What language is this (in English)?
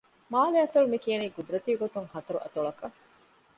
Divehi